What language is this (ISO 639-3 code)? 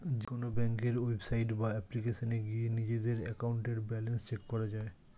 ben